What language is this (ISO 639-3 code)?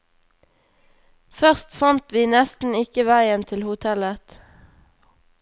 nor